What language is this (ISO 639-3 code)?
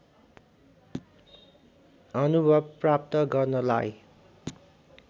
nep